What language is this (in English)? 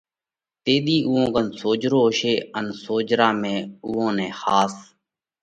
Parkari Koli